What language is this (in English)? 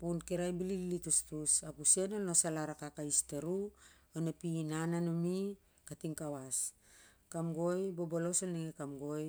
Siar-Lak